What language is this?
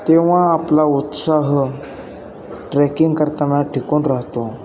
Marathi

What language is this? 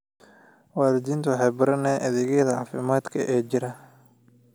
Somali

